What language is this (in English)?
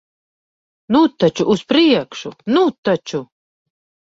Latvian